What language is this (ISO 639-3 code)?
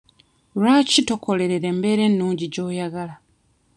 lug